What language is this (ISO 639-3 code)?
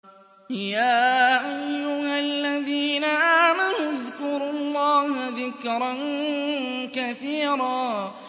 ara